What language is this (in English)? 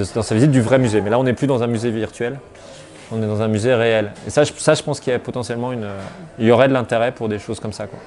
French